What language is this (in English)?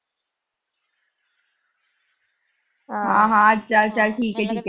Punjabi